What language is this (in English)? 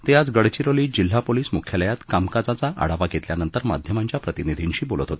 Marathi